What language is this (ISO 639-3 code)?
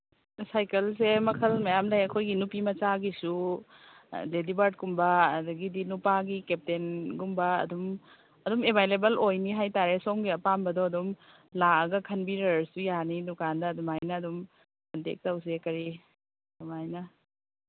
mni